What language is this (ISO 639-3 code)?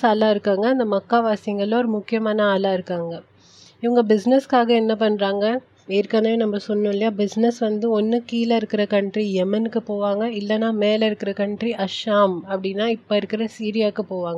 tam